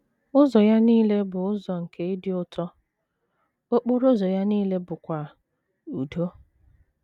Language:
Igbo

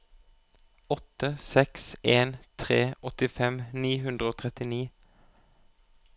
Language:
Norwegian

